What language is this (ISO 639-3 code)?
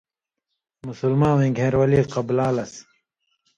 mvy